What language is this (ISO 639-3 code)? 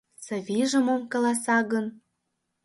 chm